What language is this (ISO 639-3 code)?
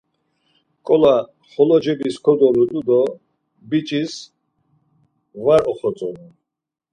lzz